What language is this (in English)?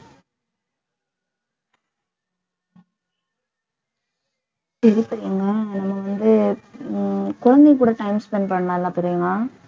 Tamil